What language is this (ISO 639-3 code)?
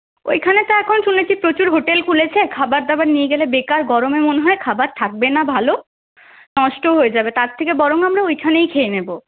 ben